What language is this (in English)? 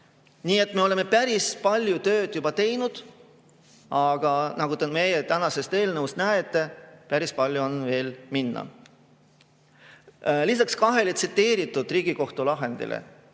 Estonian